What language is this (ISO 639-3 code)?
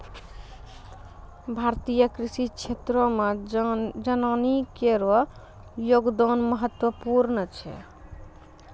mai